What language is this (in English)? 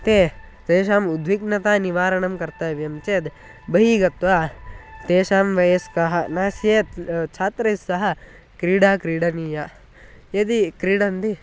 Sanskrit